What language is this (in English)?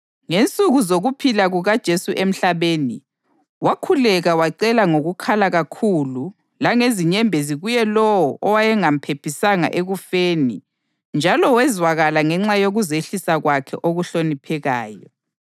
North Ndebele